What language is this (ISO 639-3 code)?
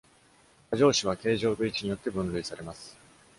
jpn